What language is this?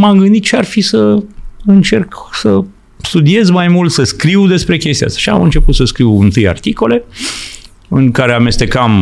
Romanian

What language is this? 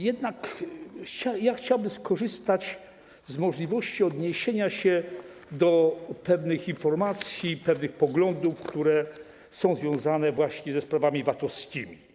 Polish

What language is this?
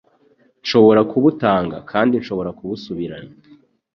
Kinyarwanda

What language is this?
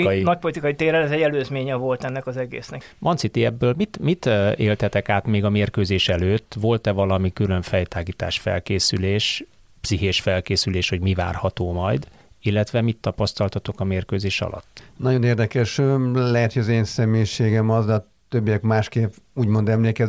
Hungarian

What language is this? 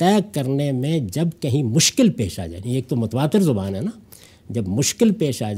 Urdu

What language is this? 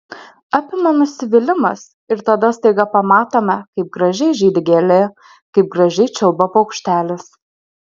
Lithuanian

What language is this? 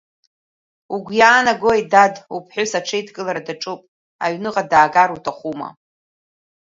Abkhazian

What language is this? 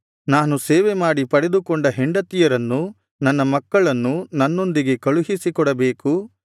Kannada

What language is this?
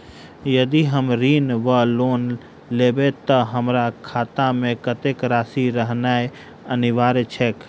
Maithili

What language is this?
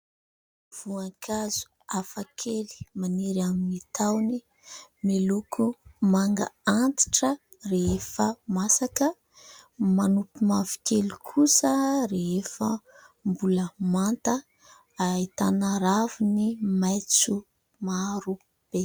Malagasy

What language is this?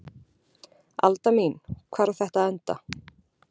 Icelandic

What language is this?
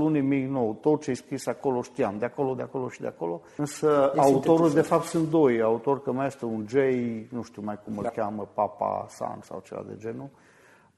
Romanian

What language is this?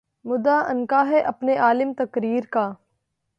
Urdu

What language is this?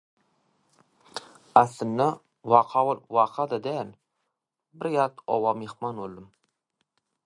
Turkmen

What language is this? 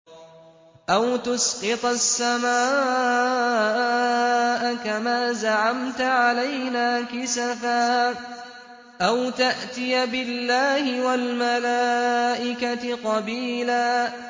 Arabic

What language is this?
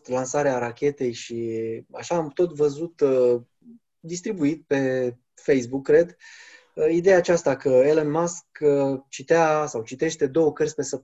Romanian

